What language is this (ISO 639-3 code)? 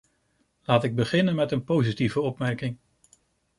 nld